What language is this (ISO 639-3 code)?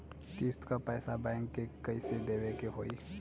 bho